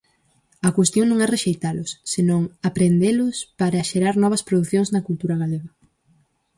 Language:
Galician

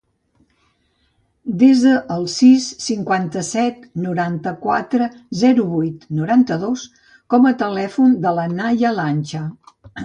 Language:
Catalan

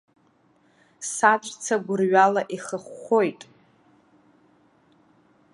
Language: Abkhazian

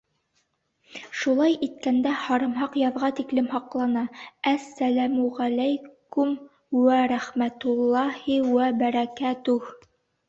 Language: Bashkir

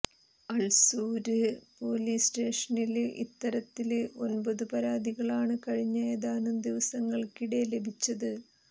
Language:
Malayalam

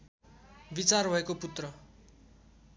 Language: Nepali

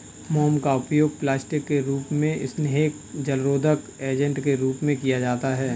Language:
Hindi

